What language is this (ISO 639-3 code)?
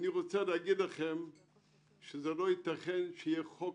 heb